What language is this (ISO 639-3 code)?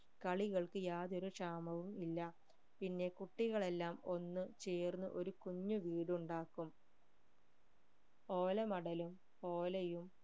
mal